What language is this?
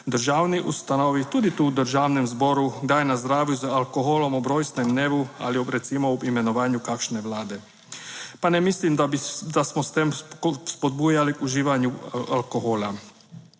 Slovenian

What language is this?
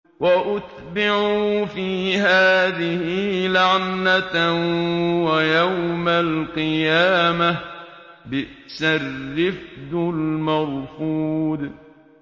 Arabic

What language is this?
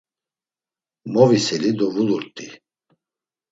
Laz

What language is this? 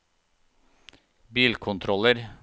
Norwegian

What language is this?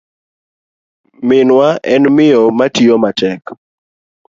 Luo (Kenya and Tanzania)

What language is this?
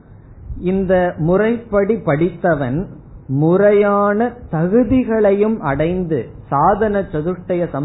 Tamil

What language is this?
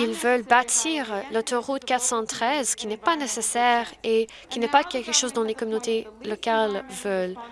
French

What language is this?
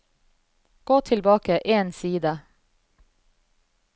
Norwegian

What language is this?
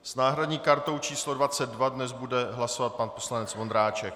Czech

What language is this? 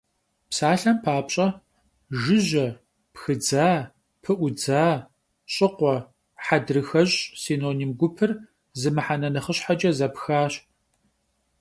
Kabardian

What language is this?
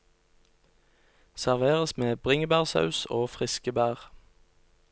Norwegian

